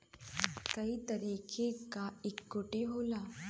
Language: Bhojpuri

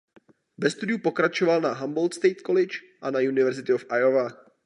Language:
Czech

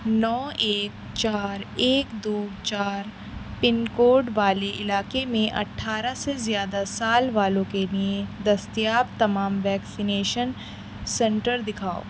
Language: Urdu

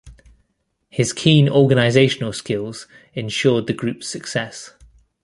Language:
English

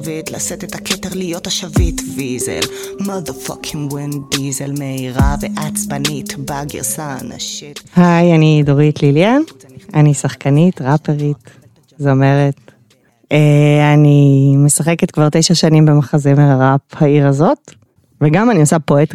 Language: Hebrew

